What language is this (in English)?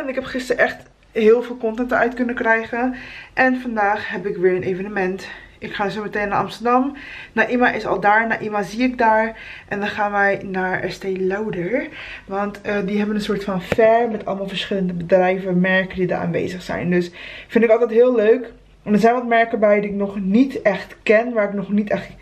Dutch